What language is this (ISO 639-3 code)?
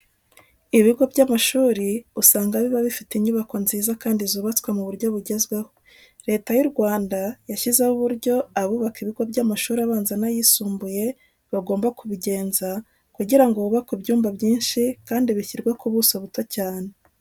kin